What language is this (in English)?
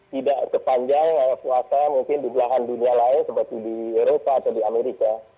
Indonesian